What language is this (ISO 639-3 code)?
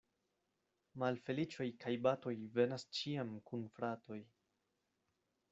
epo